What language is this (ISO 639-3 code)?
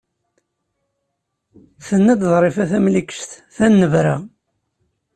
kab